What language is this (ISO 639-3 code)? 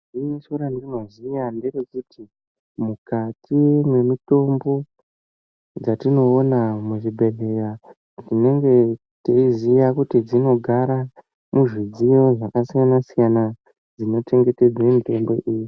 ndc